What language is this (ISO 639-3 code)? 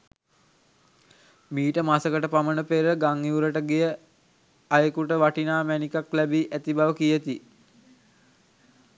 sin